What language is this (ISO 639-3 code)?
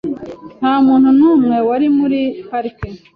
kin